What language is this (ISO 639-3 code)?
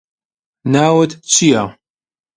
ckb